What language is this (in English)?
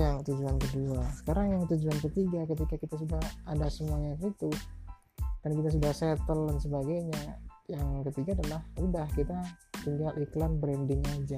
Indonesian